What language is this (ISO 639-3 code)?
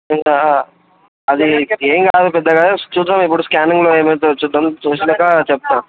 tel